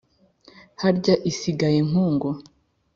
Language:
Kinyarwanda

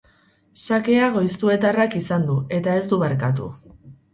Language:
Basque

